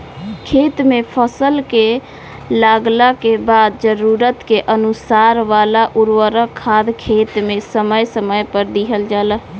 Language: Bhojpuri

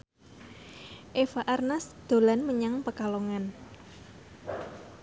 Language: Javanese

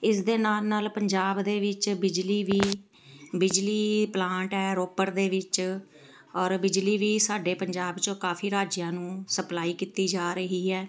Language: Punjabi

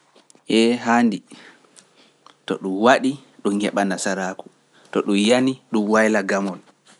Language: Pular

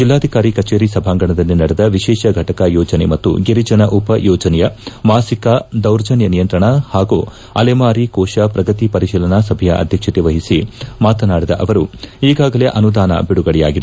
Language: Kannada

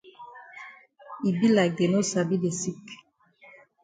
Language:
Cameroon Pidgin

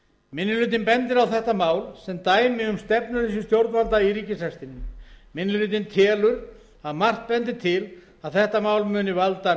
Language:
Icelandic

